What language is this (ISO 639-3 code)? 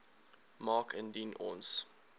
afr